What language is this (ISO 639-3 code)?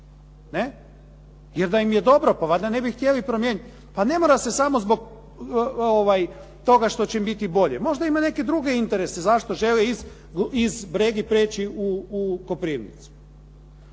hrv